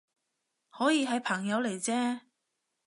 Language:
Cantonese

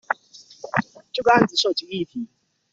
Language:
Chinese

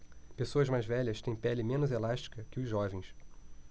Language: Portuguese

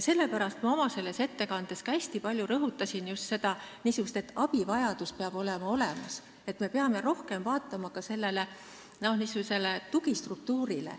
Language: Estonian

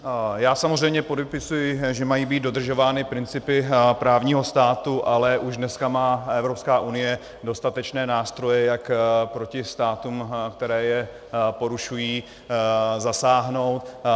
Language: Czech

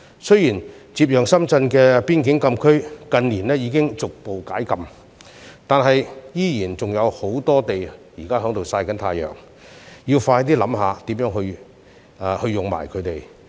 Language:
Cantonese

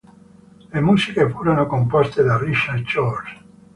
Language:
Italian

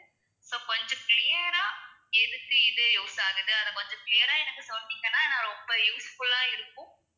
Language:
Tamil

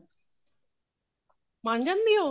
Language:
Punjabi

